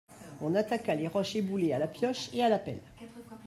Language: French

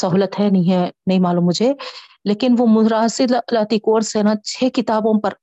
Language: Urdu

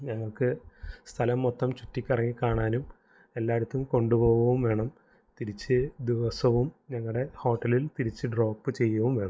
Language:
Malayalam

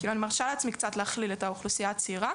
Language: Hebrew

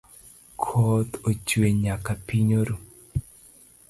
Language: Luo (Kenya and Tanzania)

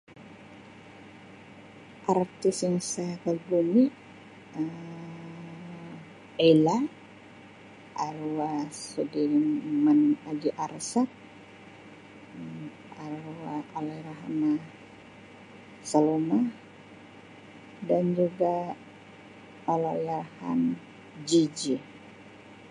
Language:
Sabah Malay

